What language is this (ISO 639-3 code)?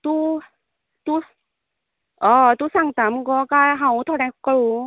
kok